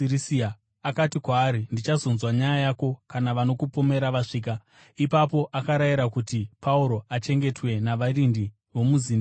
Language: Shona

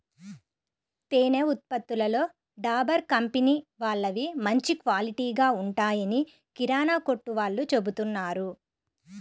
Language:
Telugu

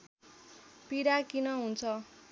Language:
Nepali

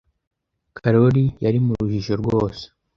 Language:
Kinyarwanda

